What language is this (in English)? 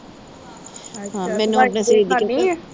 Punjabi